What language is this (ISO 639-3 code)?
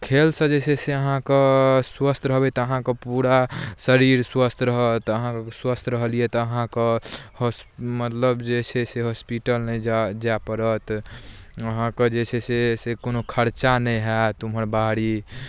mai